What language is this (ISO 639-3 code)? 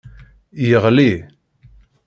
kab